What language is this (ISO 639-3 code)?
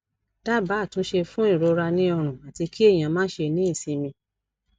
yor